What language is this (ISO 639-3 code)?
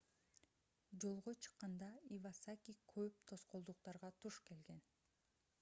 kir